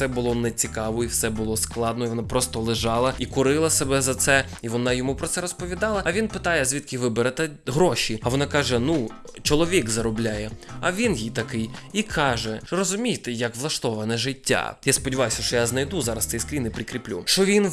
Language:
Ukrainian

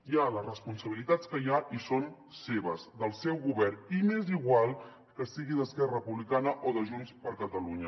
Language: Catalan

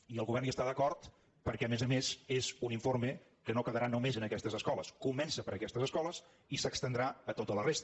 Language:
Catalan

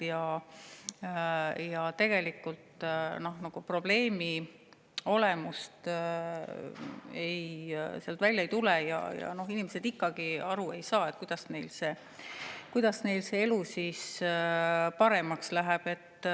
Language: Estonian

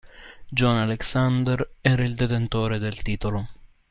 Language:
Italian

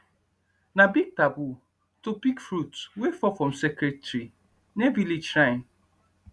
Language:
Nigerian Pidgin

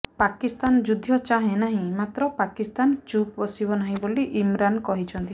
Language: Odia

